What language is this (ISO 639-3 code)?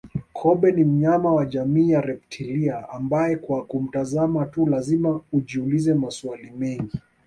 swa